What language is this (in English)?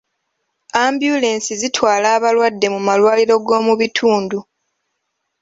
Ganda